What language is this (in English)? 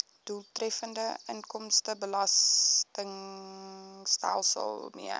Afrikaans